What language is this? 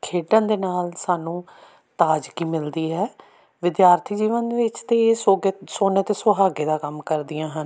Punjabi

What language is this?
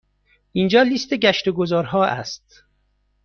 Persian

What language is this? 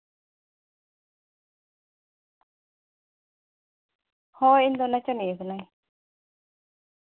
Santali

